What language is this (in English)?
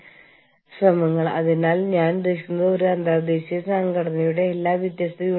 Malayalam